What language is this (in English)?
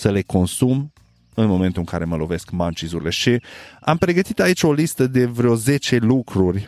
Romanian